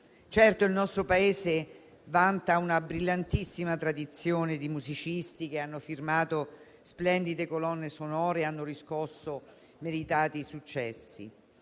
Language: Italian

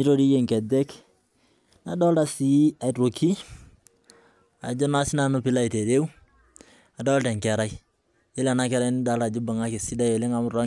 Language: Masai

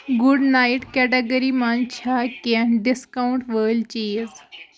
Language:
Kashmiri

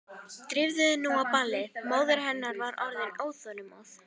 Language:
Icelandic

